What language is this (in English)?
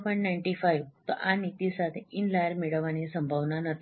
Gujarati